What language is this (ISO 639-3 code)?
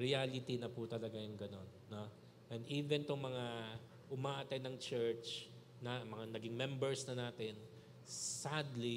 fil